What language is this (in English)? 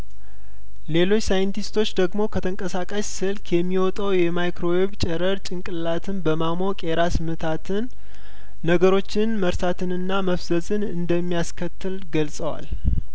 Amharic